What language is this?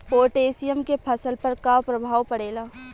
Bhojpuri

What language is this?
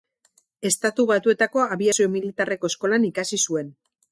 Basque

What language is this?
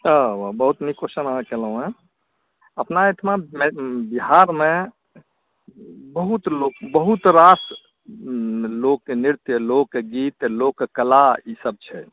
Maithili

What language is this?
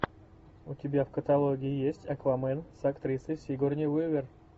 Russian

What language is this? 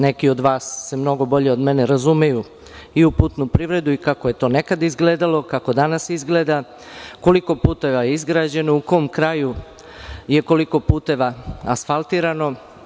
Serbian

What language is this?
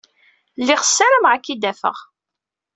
Kabyle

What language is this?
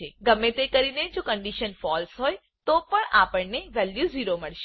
Gujarati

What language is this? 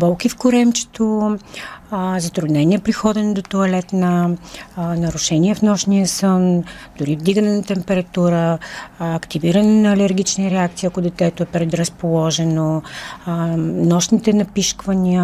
Bulgarian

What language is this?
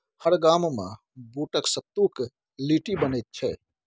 Maithili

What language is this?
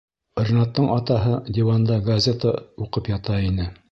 Bashkir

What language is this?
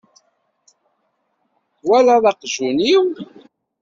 Kabyle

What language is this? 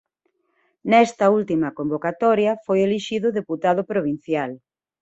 Galician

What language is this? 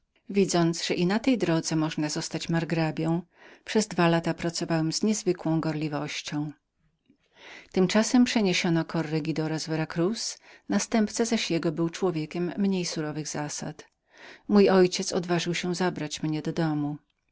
Polish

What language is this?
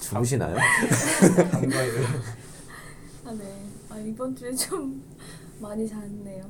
Korean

